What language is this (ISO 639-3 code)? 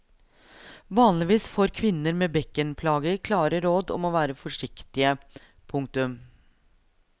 nor